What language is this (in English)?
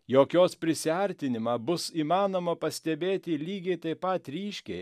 Lithuanian